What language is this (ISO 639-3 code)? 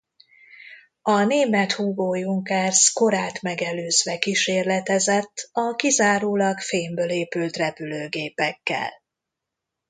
hun